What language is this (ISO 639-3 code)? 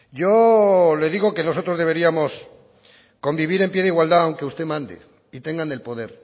spa